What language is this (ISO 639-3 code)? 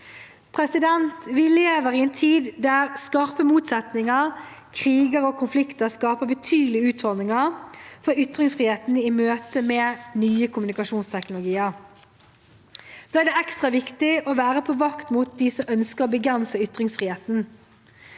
nor